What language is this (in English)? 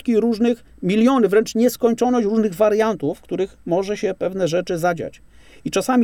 Polish